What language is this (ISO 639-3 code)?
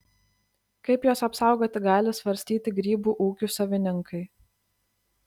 lit